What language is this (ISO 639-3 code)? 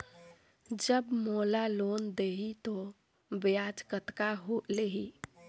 hne